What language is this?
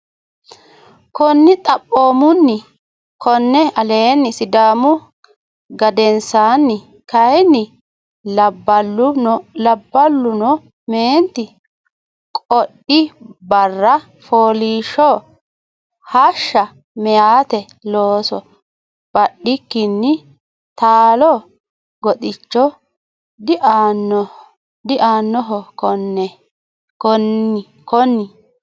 Sidamo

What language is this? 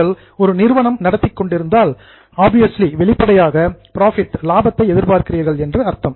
Tamil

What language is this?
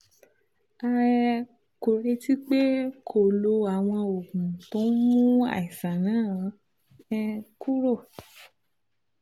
Yoruba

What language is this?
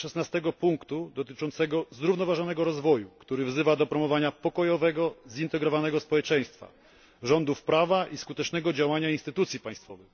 Polish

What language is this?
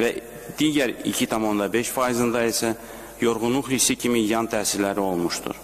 Turkish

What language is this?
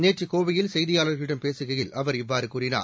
Tamil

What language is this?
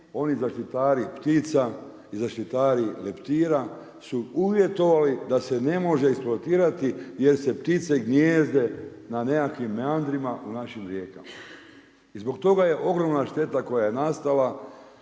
Croatian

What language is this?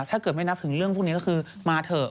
Thai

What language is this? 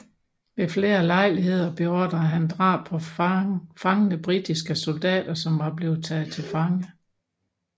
Danish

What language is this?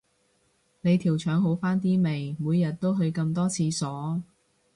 Cantonese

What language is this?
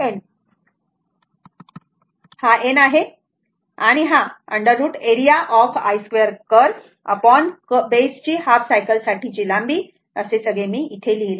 Marathi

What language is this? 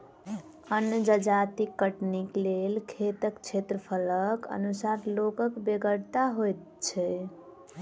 Maithili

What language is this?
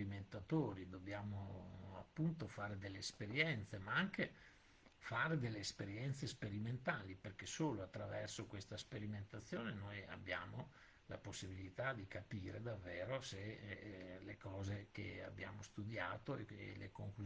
Italian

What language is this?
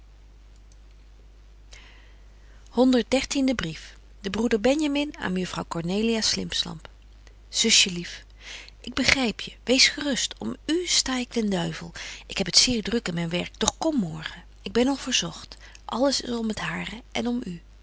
Dutch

